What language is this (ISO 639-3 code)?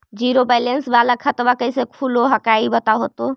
mag